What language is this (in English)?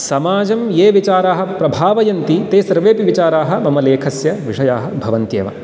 Sanskrit